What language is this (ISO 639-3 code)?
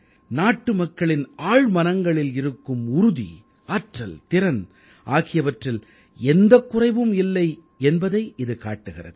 tam